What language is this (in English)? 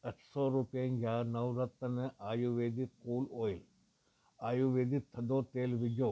Sindhi